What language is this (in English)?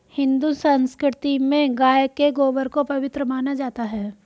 Hindi